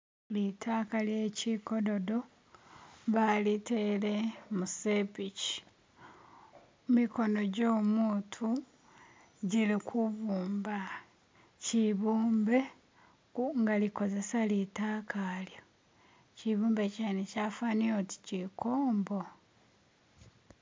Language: Masaaba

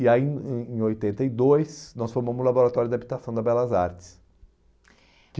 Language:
Portuguese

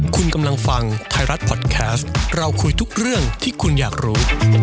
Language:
Thai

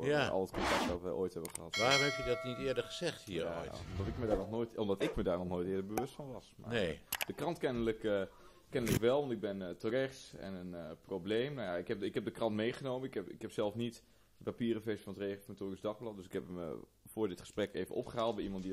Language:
Dutch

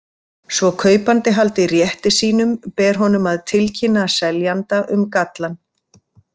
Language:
Icelandic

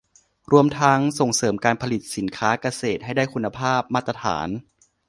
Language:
Thai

